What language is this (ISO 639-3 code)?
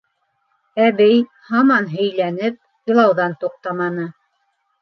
bak